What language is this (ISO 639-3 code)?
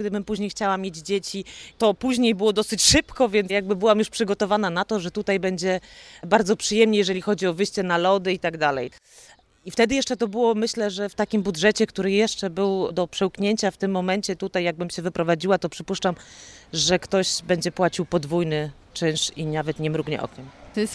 pol